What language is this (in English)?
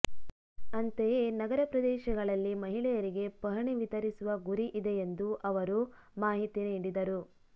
Kannada